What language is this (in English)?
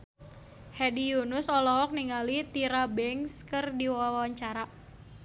Sundanese